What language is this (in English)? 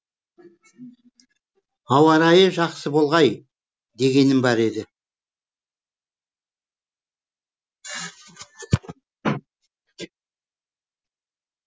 Kazakh